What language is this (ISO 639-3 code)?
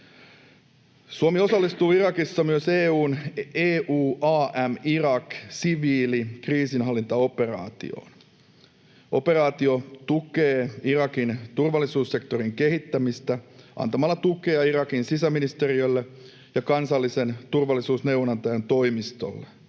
fin